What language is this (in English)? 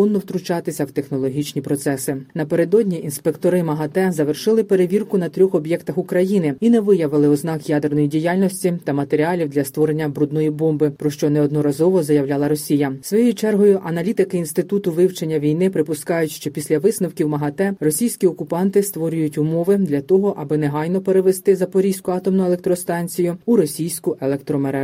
Ukrainian